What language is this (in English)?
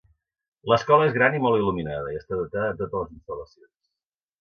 Catalan